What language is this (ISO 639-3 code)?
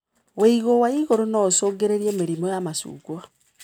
kik